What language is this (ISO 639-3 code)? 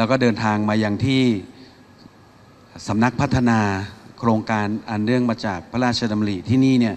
tha